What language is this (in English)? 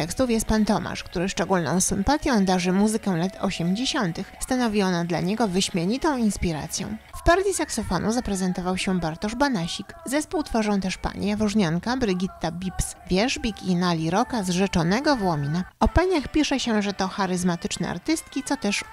Polish